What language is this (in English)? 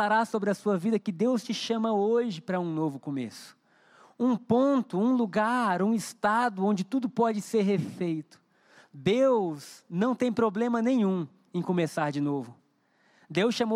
Portuguese